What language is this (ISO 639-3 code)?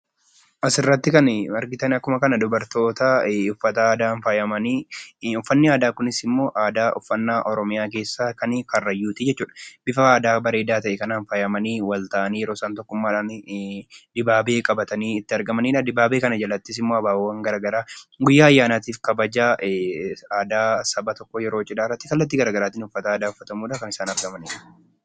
orm